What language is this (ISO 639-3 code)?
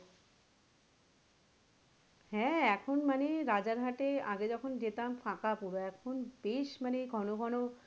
ben